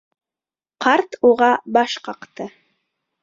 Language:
Bashkir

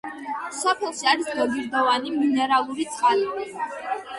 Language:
Georgian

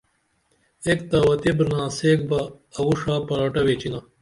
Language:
Dameli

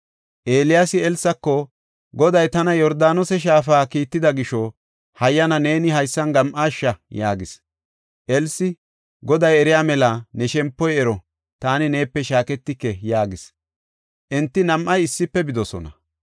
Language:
Gofa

